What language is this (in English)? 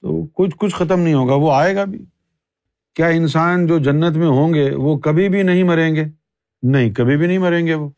Urdu